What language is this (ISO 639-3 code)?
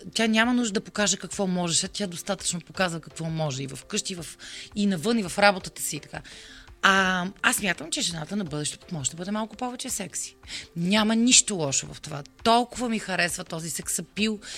bul